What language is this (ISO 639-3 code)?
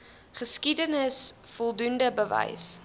afr